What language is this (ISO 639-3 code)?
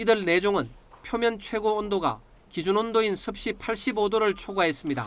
kor